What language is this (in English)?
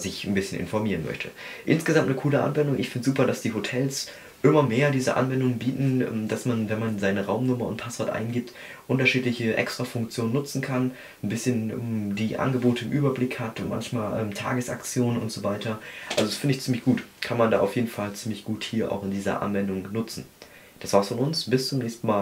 German